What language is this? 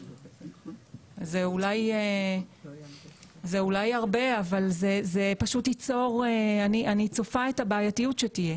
Hebrew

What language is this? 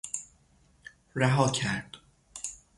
Persian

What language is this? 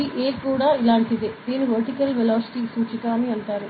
Telugu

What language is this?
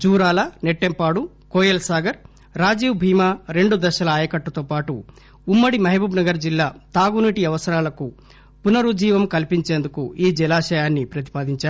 Telugu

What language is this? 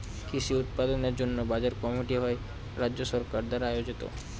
Bangla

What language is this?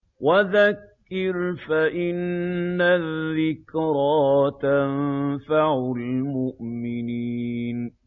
Arabic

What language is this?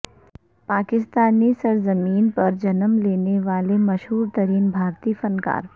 Urdu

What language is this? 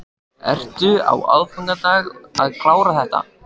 Icelandic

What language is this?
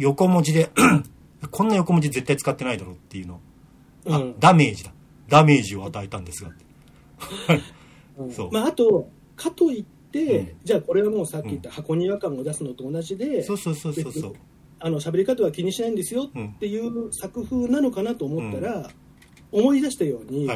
Japanese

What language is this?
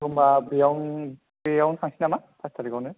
Bodo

